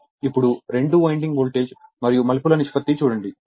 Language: Telugu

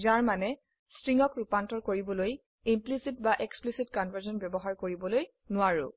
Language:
Assamese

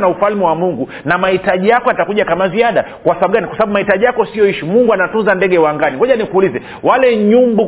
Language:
Swahili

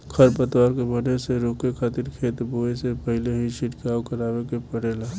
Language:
Bhojpuri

